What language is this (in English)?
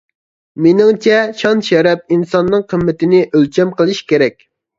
Uyghur